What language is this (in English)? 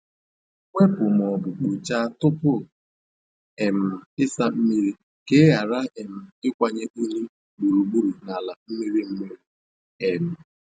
Igbo